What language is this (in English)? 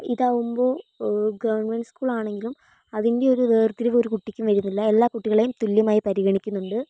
Malayalam